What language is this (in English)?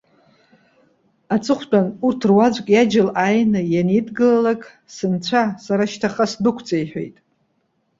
Abkhazian